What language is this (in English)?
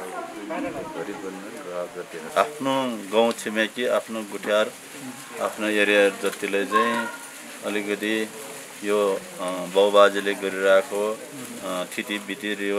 Thai